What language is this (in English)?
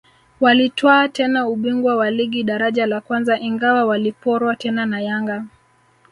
Swahili